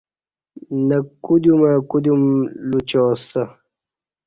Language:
Kati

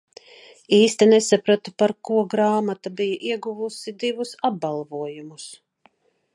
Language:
Latvian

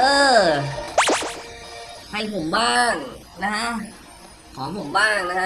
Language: Thai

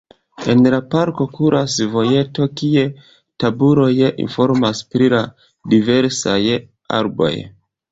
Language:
Esperanto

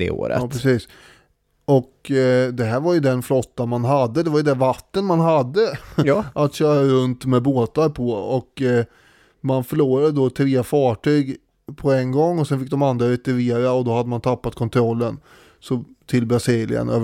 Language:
Swedish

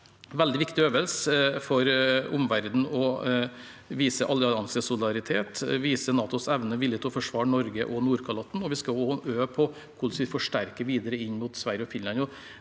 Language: Norwegian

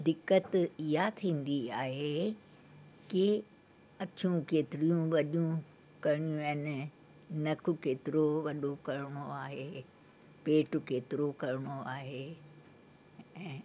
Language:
Sindhi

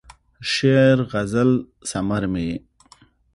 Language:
Pashto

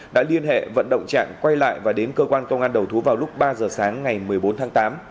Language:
Vietnamese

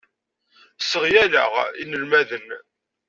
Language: Kabyle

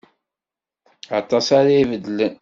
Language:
Kabyle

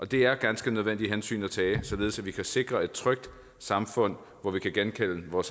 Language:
Danish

